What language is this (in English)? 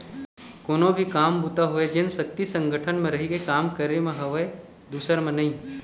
Chhattisgarhi